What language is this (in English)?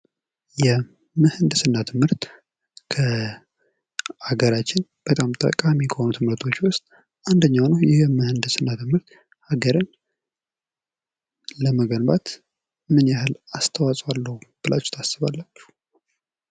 Amharic